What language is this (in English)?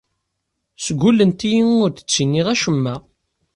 Kabyle